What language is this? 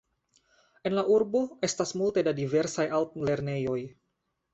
Esperanto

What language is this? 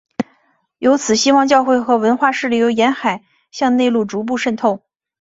Chinese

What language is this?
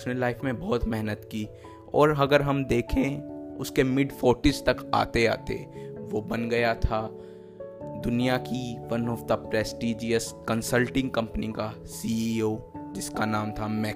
Hindi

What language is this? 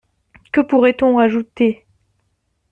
French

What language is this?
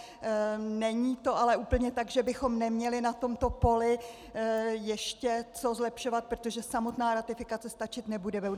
Czech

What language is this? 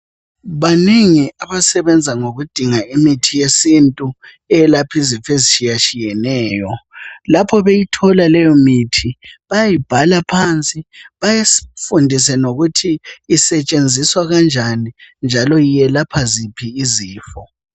North Ndebele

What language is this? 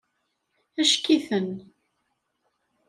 Kabyle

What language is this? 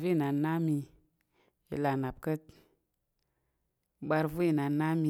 Tarok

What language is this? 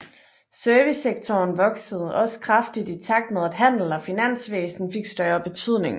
Danish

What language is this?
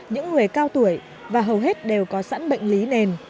Vietnamese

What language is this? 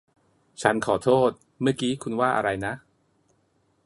Thai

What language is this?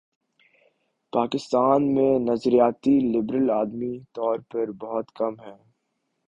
Urdu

